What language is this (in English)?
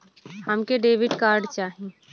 Bhojpuri